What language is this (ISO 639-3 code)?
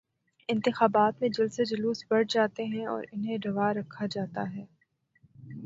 urd